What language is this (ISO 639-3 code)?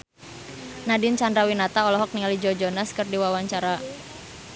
sun